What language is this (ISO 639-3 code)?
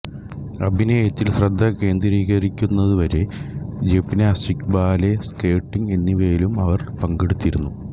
mal